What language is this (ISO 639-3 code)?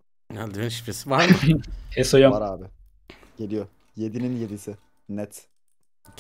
tur